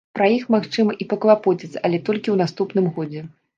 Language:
Belarusian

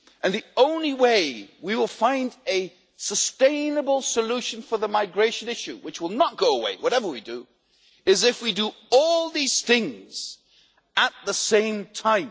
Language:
English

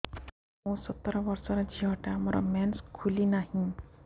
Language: Odia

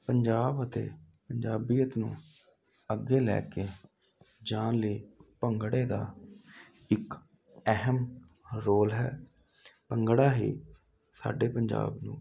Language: Punjabi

